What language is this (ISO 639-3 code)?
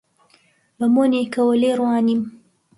ckb